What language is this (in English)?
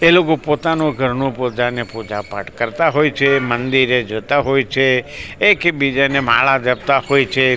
Gujarati